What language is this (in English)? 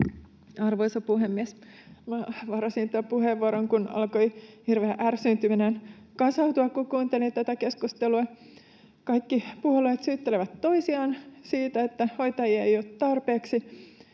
Finnish